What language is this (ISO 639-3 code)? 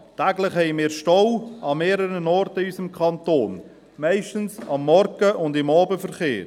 gsw